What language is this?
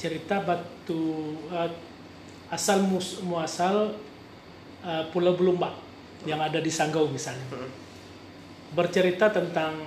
Indonesian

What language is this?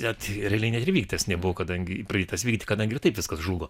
Lithuanian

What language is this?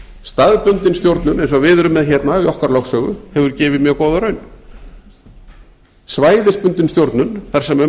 Icelandic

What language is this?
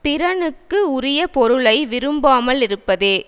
Tamil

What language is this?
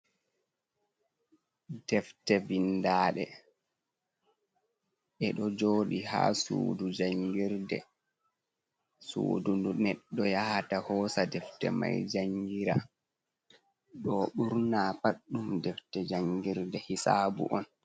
Fula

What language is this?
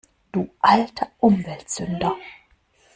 German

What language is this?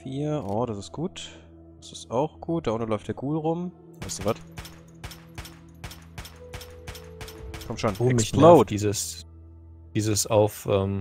German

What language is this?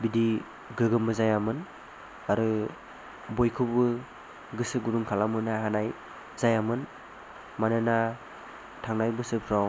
Bodo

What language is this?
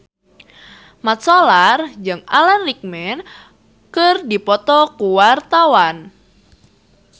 Sundanese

